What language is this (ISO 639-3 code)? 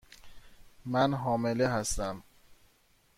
fas